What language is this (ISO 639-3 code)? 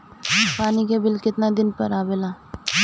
bho